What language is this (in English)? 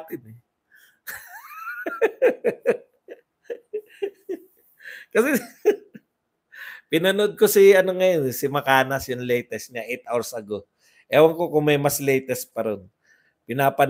Filipino